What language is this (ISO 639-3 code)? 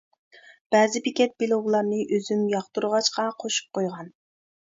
uig